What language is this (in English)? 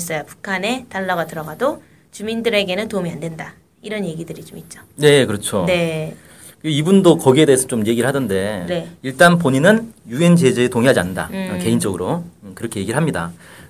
Korean